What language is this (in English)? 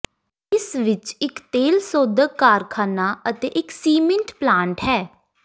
Punjabi